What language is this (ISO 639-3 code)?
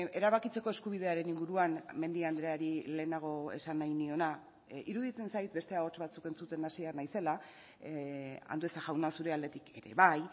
eus